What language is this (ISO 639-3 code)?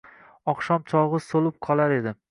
uzb